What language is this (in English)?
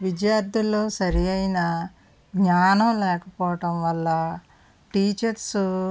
Telugu